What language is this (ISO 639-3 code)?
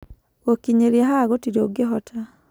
kik